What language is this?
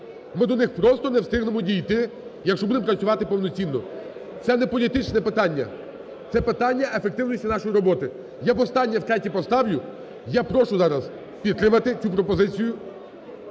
Ukrainian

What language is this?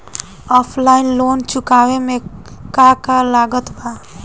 Bhojpuri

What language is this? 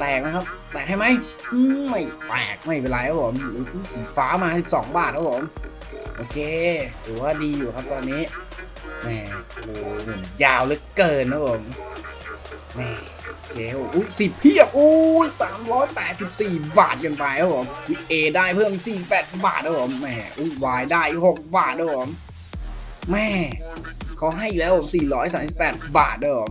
Thai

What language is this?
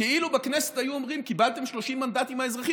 Hebrew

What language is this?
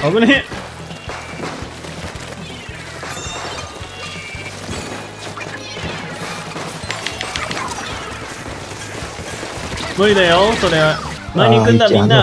Japanese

